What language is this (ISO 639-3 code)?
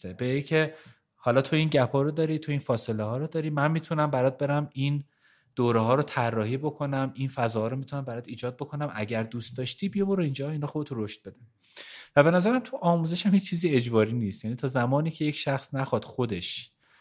fas